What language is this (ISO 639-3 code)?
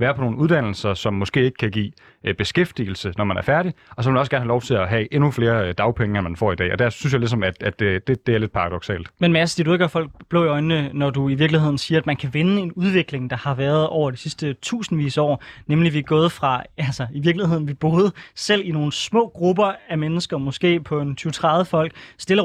dan